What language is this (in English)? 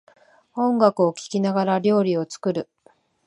Japanese